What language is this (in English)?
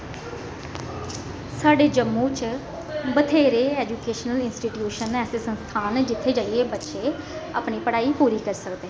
Dogri